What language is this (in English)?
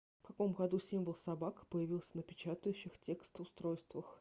Russian